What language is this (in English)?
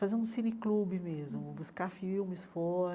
Portuguese